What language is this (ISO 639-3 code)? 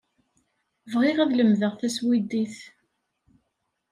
kab